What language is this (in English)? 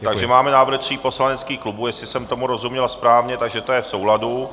Czech